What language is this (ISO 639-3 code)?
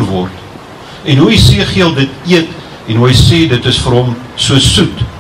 nld